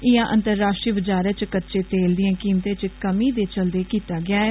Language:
Dogri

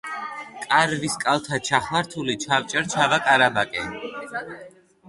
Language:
Georgian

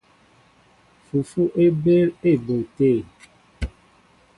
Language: Mbo (Cameroon)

